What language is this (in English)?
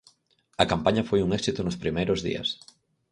Galician